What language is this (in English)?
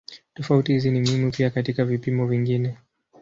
Swahili